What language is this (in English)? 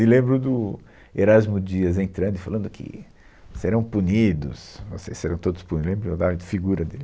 Portuguese